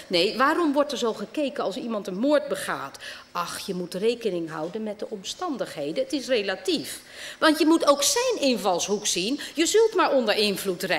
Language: Dutch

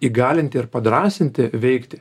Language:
Lithuanian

